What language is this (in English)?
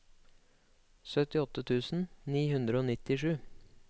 Norwegian